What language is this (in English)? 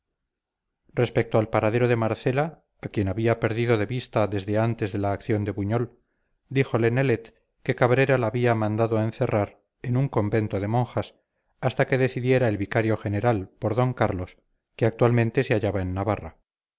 Spanish